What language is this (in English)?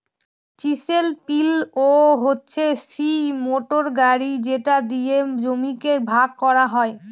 Bangla